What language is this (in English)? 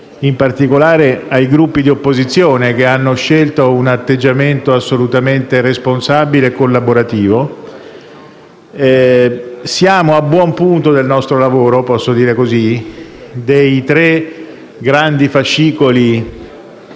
Italian